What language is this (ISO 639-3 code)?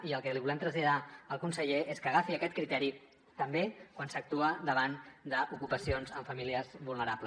cat